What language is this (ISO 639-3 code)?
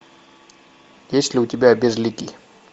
rus